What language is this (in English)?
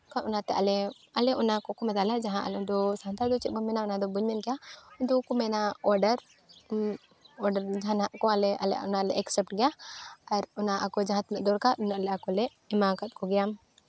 Santali